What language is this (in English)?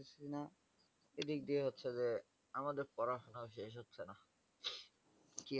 Bangla